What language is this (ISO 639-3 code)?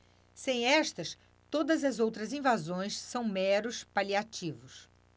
por